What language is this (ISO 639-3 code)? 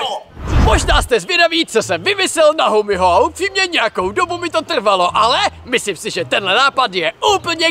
ces